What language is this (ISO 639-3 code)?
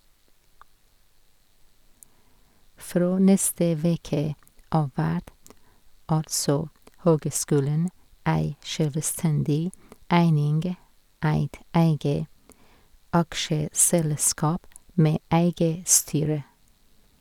nor